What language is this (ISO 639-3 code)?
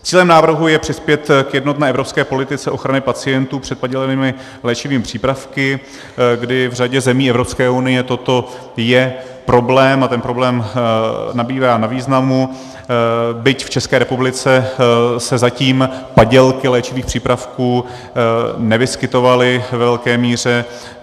ces